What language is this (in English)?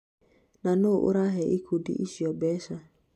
Kikuyu